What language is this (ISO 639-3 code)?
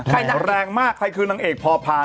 tha